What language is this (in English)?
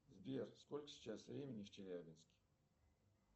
Russian